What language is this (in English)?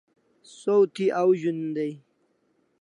Kalasha